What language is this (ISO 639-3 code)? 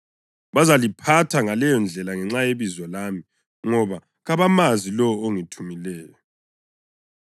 nde